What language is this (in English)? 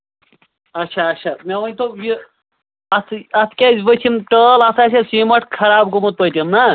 Kashmiri